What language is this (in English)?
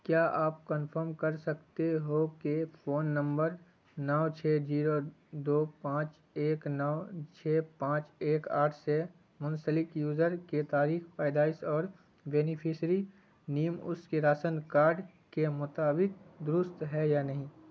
Urdu